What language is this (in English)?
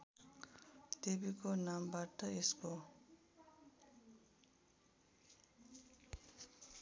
Nepali